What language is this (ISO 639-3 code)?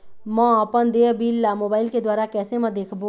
hne